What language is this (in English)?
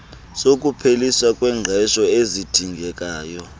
Xhosa